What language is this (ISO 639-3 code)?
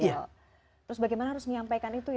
ind